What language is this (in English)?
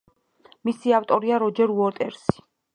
Georgian